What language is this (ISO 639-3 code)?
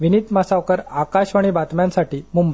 mar